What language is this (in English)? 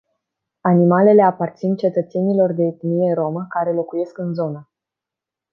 Romanian